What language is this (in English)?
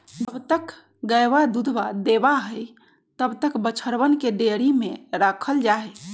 Magahi